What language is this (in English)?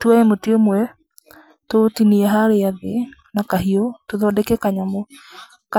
Kikuyu